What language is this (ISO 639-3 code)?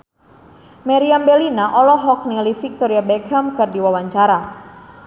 sun